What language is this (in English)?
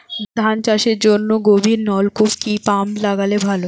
Bangla